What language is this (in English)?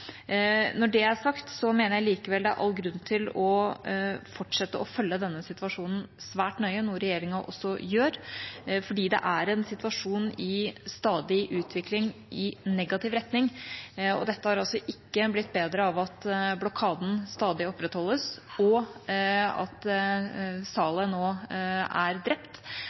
Norwegian Bokmål